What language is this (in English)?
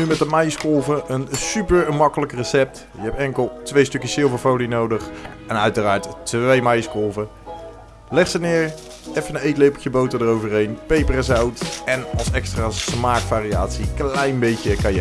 Dutch